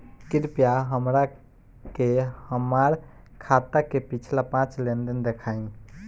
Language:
Bhojpuri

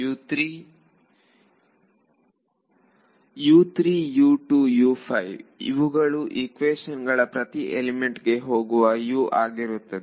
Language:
Kannada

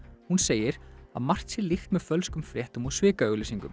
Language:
Icelandic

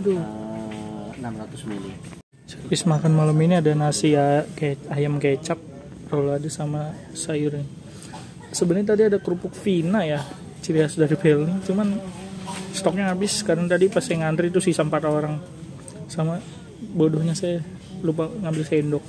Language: Indonesian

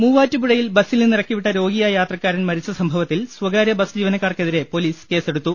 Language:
Malayalam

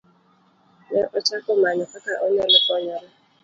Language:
Luo (Kenya and Tanzania)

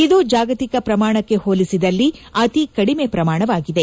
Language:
Kannada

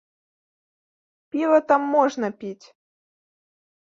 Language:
Belarusian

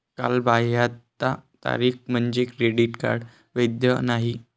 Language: Marathi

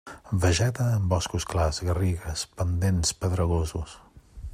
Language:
Catalan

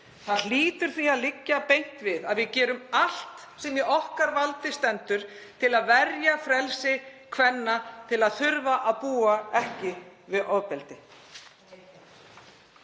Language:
Icelandic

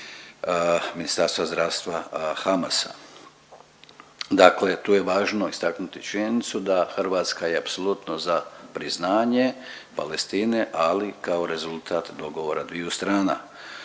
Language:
Croatian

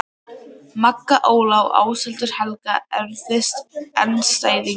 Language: Icelandic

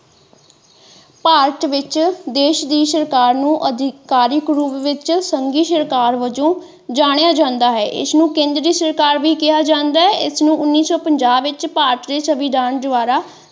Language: Punjabi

